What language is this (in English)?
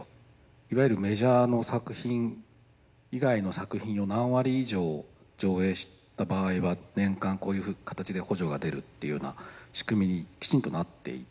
Japanese